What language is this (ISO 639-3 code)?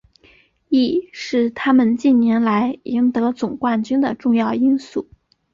zho